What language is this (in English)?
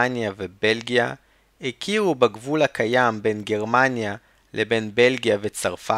Hebrew